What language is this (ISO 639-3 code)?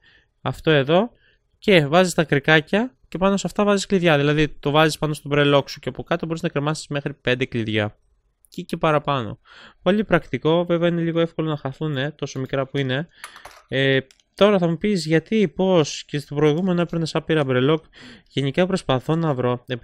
ell